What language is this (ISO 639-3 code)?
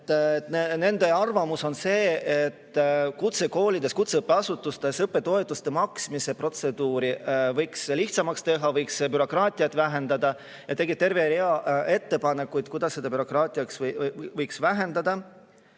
est